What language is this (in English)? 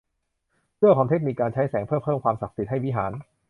Thai